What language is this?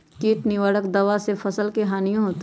Magahi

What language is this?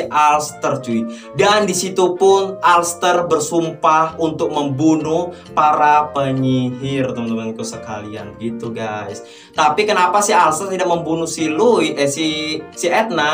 Indonesian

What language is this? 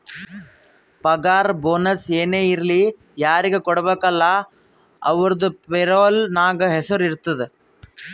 Kannada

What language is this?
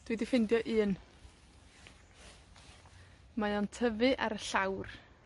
Welsh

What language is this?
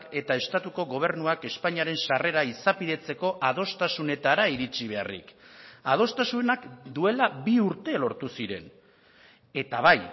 Basque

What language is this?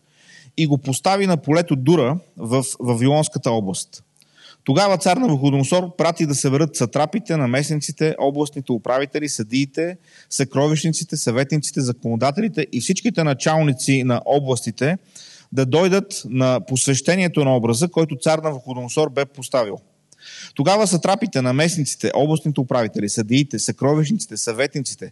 Bulgarian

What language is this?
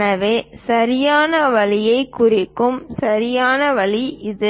Tamil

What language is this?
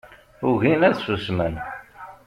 Kabyle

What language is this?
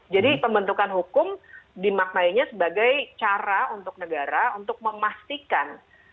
Indonesian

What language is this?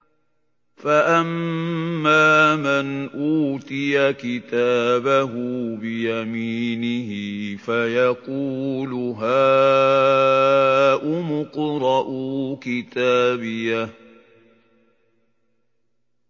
Arabic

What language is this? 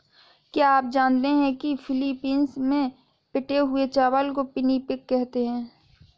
Hindi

